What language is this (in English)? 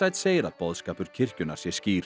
Icelandic